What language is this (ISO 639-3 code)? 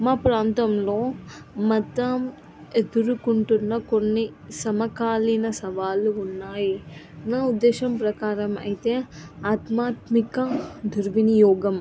tel